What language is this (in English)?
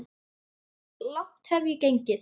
Icelandic